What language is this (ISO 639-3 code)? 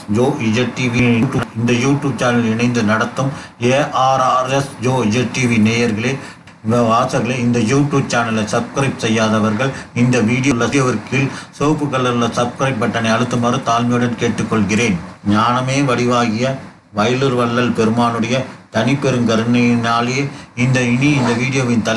tam